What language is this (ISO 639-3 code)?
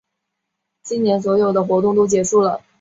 zho